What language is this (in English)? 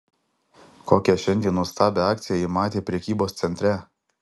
Lithuanian